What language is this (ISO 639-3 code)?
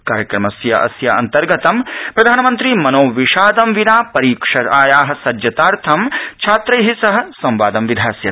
san